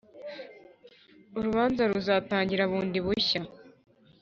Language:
Kinyarwanda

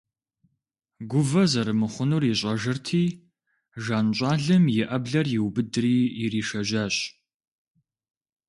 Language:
Kabardian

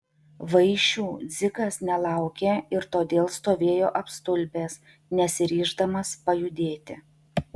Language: Lithuanian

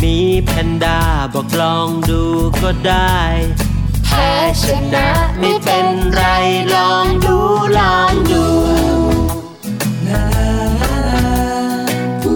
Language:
Thai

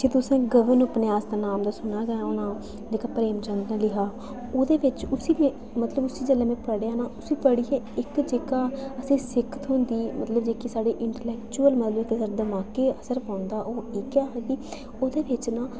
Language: Dogri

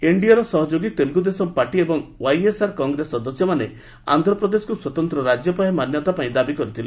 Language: Odia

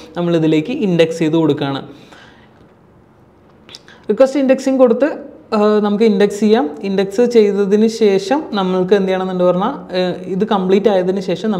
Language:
Malayalam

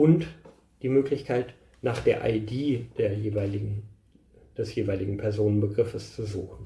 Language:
German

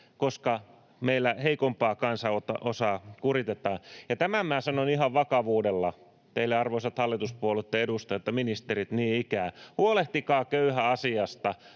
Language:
Finnish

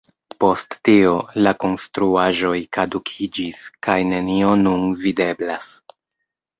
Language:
Esperanto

